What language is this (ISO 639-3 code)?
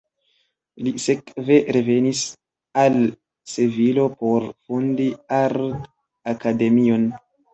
epo